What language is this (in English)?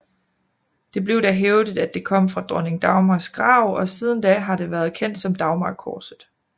Danish